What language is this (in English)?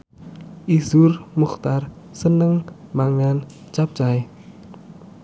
Javanese